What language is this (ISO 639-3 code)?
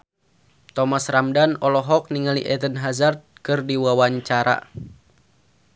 sun